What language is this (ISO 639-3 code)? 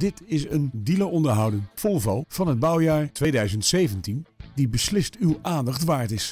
nld